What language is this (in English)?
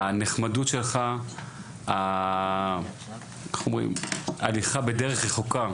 Hebrew